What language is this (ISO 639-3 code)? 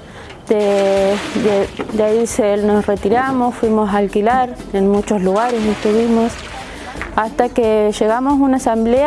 spa